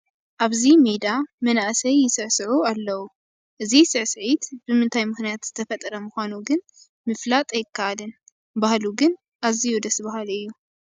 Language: Tigrinya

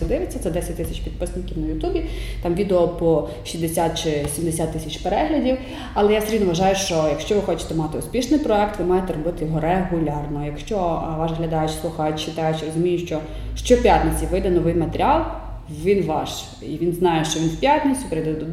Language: Ukrainian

